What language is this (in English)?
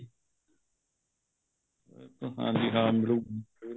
Punjabi